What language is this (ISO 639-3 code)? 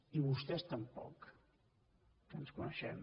cat